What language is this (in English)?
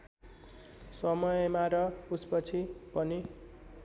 Nepali